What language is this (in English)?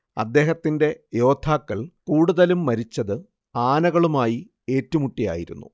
Malayalam